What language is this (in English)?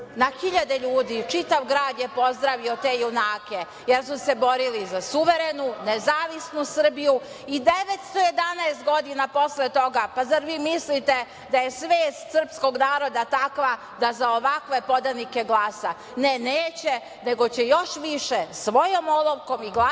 Serbian